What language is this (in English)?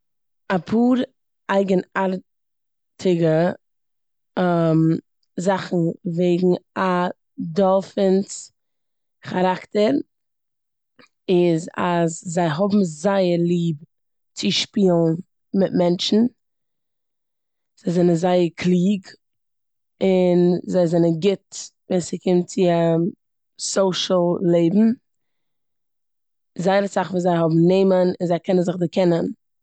Yiddish